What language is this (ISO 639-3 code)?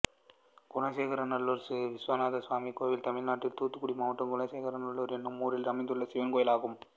tam